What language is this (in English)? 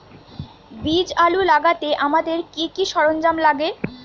Bangla